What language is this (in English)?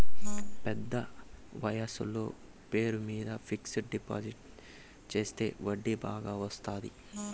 Telugu